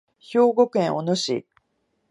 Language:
Japanese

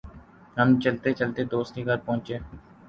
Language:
Urdu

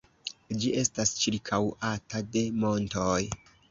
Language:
Esperanto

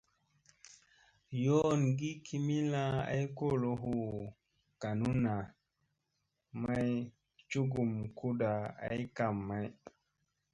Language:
Musey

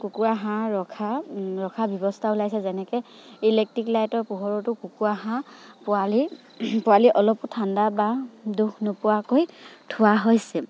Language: Assamese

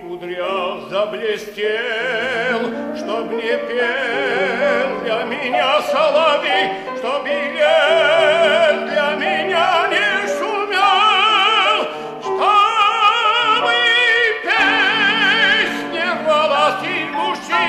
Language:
Romanian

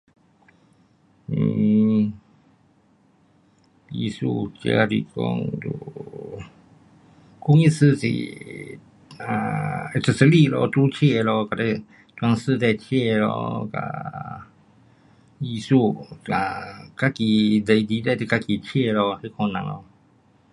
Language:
Pu-Xian Chinese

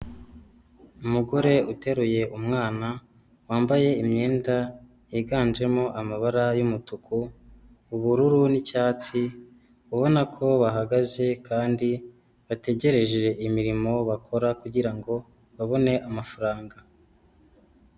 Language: Kinyarwanda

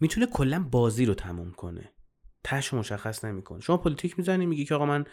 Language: Persian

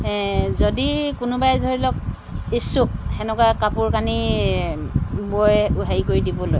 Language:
Assamese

